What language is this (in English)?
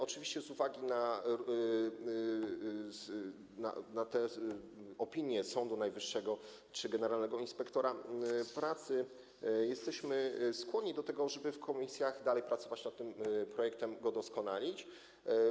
Polish